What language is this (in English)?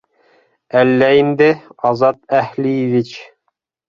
Bashkir